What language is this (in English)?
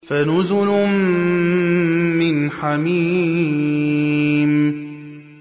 Arabic